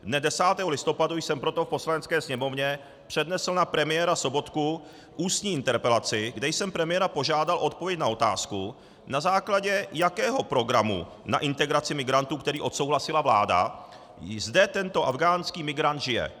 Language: Czech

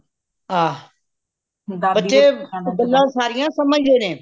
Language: Punjabi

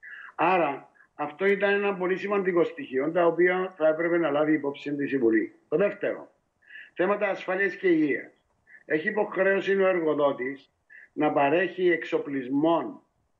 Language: Greek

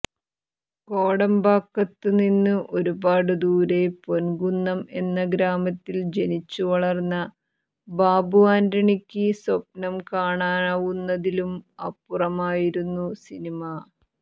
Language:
Malayalam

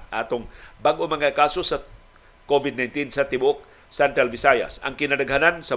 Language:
Filipino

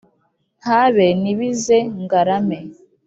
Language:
Kinyarwanda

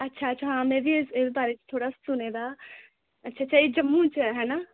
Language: Dogri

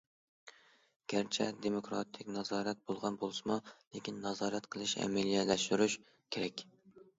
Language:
Uyghur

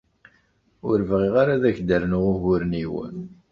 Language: Kabyle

